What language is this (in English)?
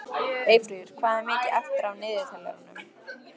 Icelandic